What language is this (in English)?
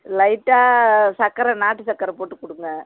Tamil